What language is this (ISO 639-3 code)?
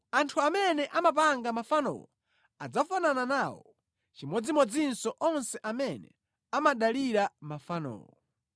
nya